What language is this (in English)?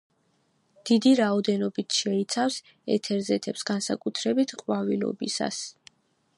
Georgian